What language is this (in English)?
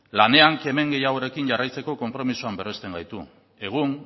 Basque